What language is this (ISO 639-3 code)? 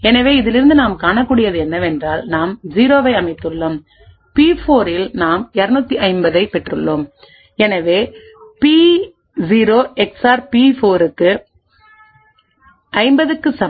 tam